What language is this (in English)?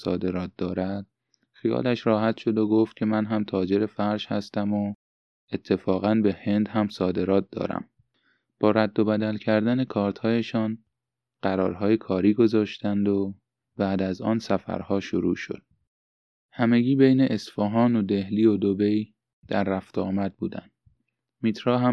Persian